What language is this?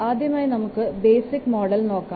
Malayalam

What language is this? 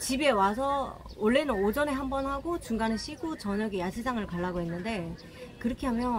Korean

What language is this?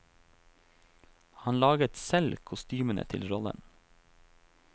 Norwegian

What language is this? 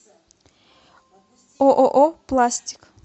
Russian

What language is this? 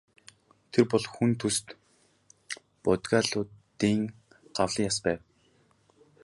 Mongolian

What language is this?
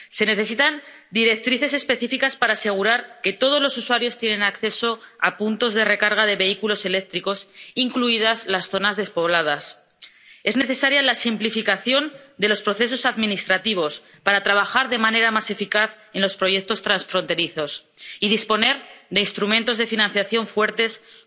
Spanish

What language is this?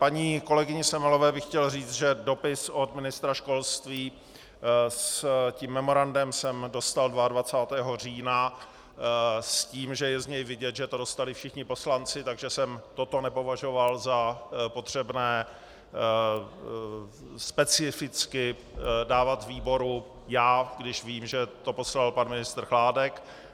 Czech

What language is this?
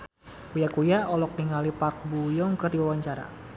Sundanese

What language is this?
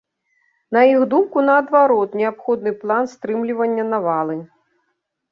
Belarusian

